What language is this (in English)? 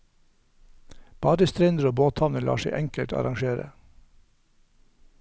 Norwegian